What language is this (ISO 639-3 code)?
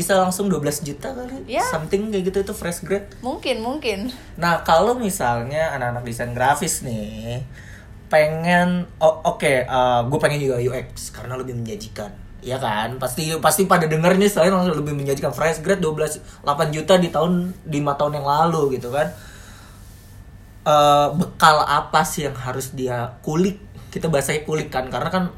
ind